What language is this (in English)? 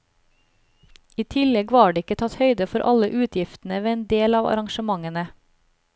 Norwegian